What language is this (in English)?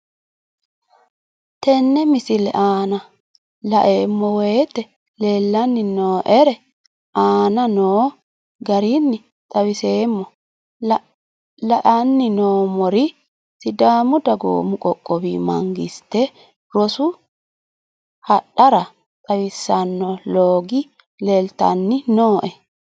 Sidamo